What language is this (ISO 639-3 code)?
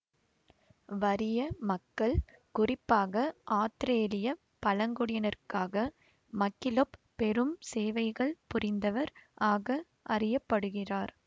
tam